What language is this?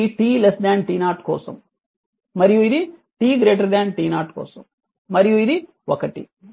Telugu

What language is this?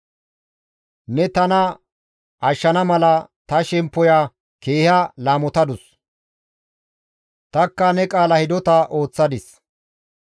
Gamo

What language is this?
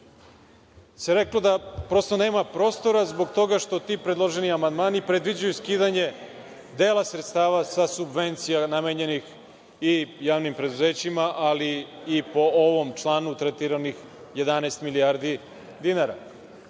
Serbian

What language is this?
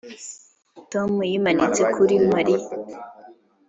Kinyarwanda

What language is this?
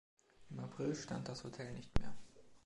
German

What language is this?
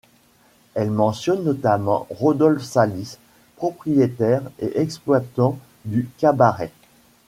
French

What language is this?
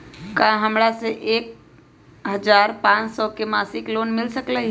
Magahi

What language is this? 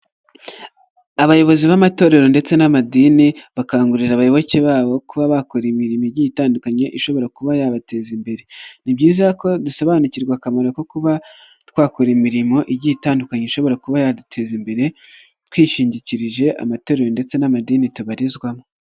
Kinyarwanda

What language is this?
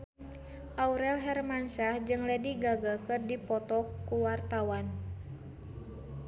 Sundanese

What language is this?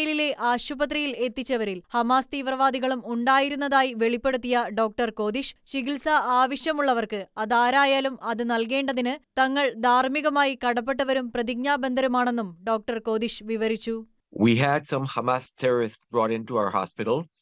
Malayalam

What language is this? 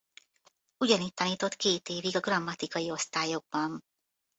Hungarian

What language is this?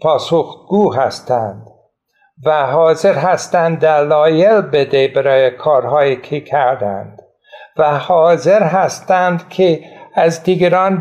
Persian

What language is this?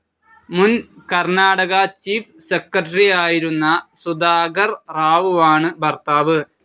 Malayalam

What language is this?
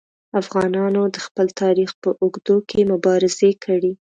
Pashto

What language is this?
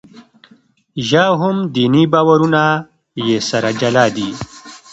Pashto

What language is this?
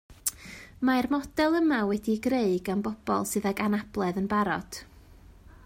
Welsh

